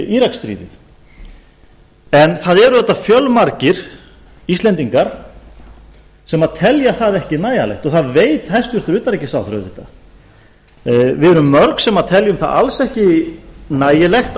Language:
Icelandic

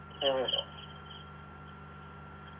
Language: Malayalam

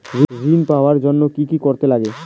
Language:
Bangla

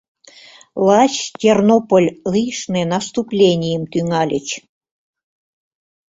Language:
Mari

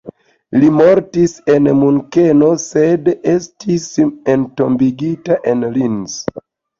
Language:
Esperanto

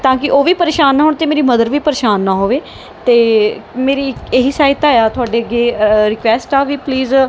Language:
Punjabi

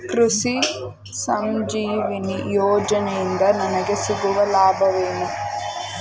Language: Kannada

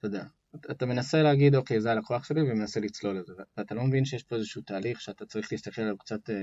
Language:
Hebrew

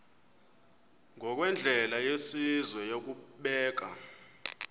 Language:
Xhosa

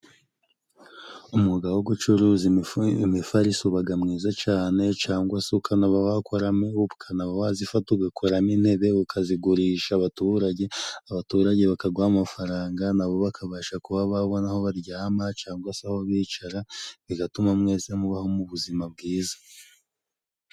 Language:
Kinyarwanda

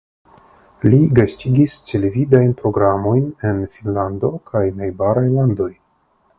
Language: Esperanto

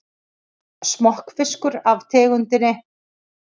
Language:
Icelandic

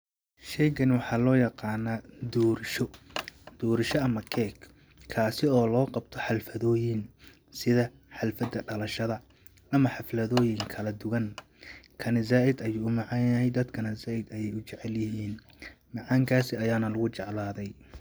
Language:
Somali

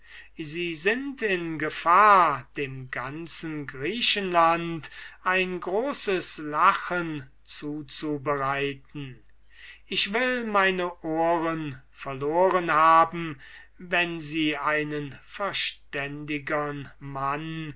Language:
German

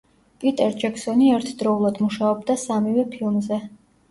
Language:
Georgian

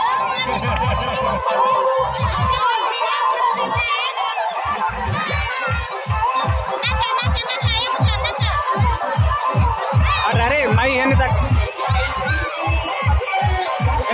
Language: Dutch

